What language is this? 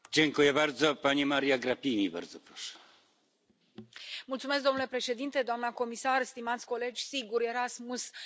Romanian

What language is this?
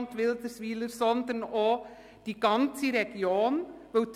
Swiss German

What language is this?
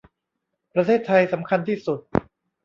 Thai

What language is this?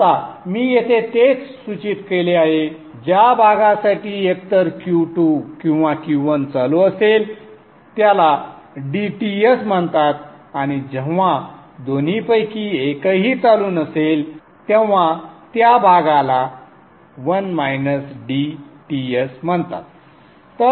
Marathi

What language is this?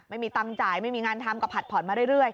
Thai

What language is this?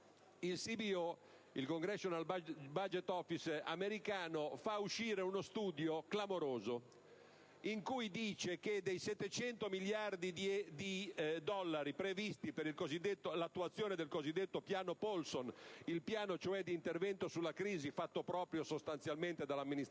Italian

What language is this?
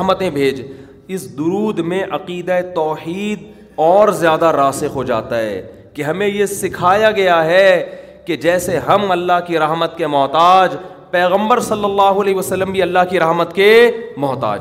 Urdu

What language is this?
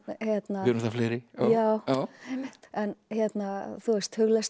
Icelandic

